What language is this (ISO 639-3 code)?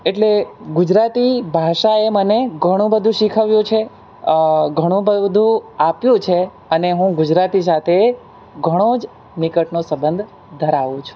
guj